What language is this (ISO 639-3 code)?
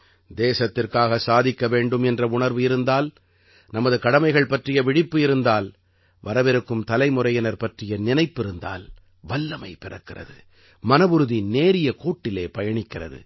tam